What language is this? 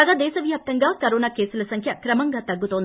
Telugu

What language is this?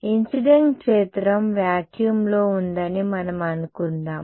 Telugu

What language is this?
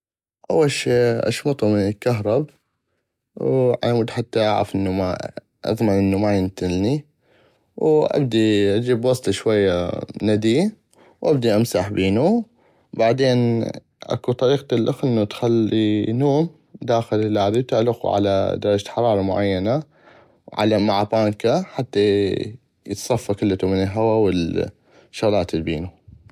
North Mesopotamian Arabic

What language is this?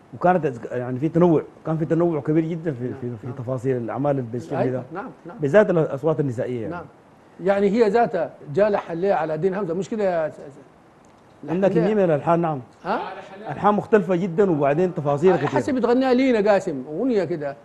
Arabic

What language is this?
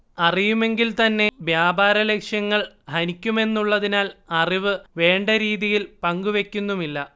Malayalam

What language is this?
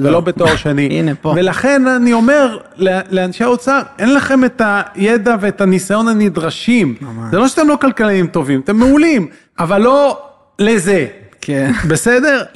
Hebrew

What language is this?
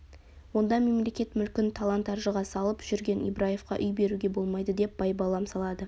Kazakh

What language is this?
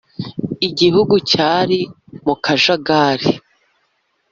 Kinyarwanda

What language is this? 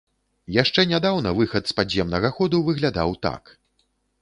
Belarusian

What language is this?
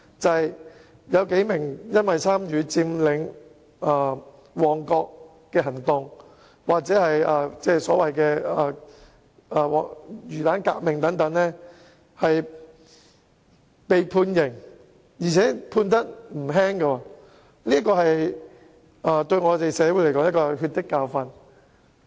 Cantonese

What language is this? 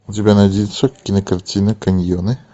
Russian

